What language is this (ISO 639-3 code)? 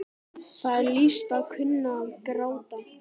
isl